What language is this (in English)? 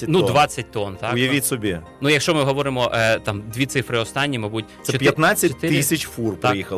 Ukrainian